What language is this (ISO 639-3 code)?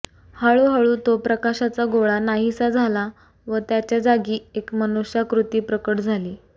mar